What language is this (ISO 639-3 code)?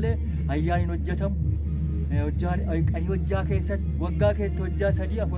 amh